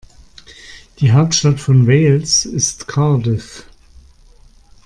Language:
German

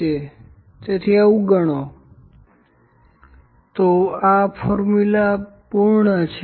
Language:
Gujarati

